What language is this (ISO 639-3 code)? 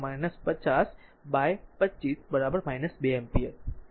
guj